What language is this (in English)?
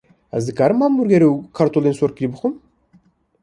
Kurdish